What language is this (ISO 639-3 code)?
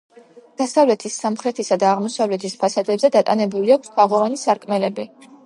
kat